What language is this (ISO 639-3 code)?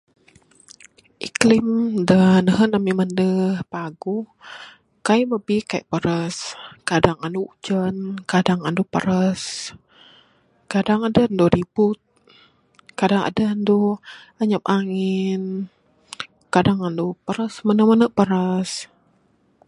sdo